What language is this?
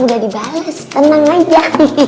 Indonesian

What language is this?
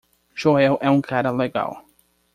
Portuguese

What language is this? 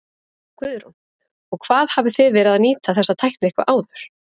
Icelandic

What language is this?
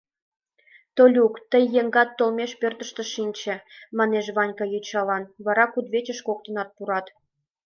Mari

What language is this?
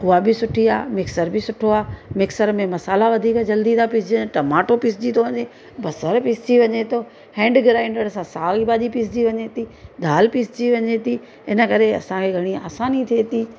Sindhi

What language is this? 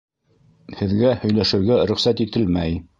Bashkir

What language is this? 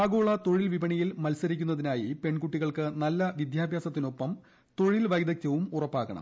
Malayalam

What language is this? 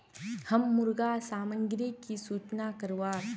Magahi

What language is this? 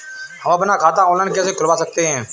Hindi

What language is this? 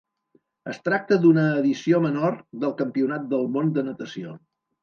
Catalan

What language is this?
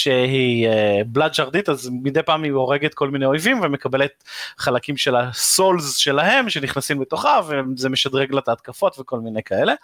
Hebrew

